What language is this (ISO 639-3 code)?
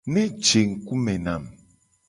gej